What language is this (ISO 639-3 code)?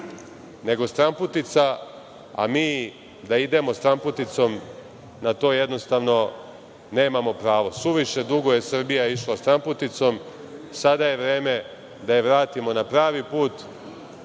srp